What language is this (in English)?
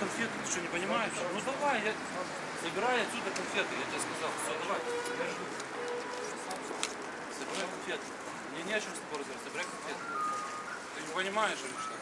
Russian